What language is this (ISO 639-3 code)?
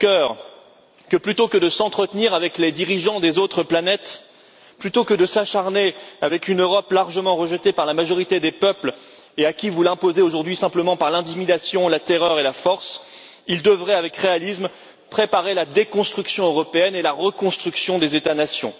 fra